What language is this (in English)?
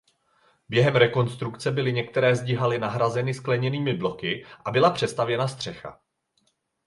Czech